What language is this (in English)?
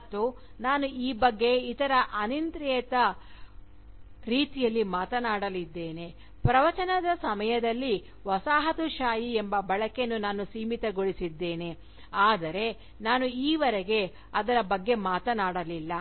Kannada